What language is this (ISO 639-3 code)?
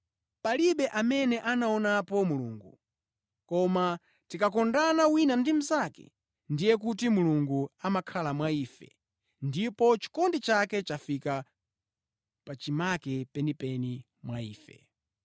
nya